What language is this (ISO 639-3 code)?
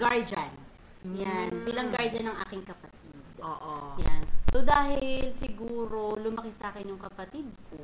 fil